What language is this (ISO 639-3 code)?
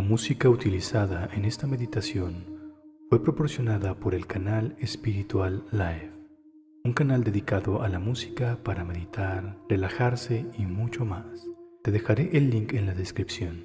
spa